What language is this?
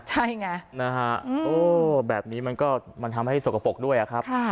Thai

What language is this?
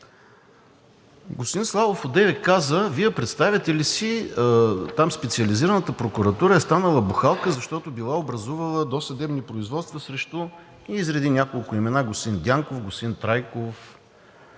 Bulgarian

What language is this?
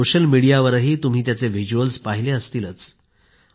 Marathi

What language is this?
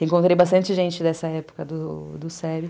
Portuguese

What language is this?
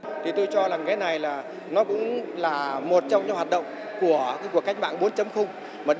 Vietnamese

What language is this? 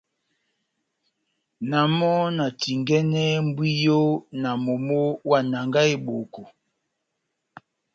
Batanga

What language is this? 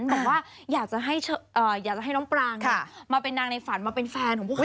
Thai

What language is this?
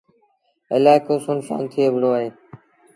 Sindhi Bhil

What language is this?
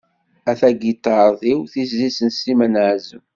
Kabyle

